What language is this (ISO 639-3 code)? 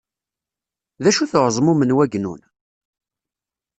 kab